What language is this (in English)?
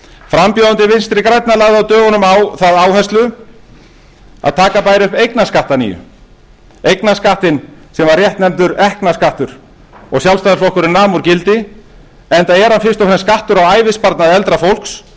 Icelandic